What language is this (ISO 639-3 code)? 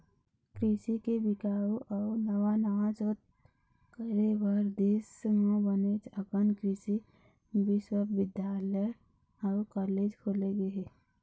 hne